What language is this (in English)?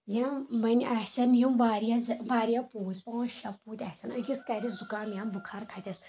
Kashmiri